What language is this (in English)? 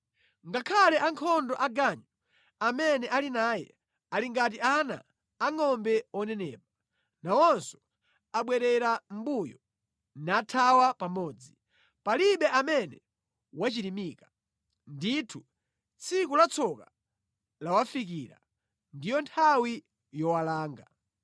Nyanja